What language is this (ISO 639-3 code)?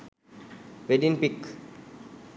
sin